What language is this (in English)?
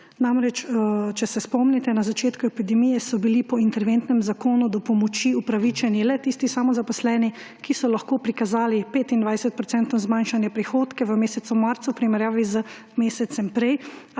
Slovenian